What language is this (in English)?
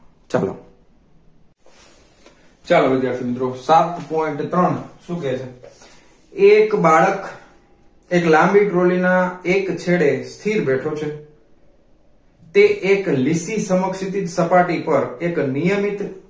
Gujarati